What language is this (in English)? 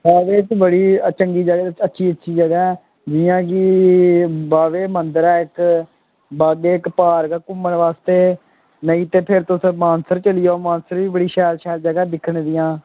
Dogri